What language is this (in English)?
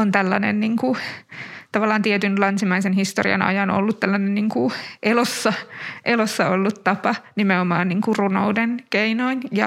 Finnish